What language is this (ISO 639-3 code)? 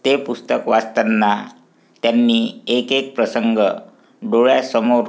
mar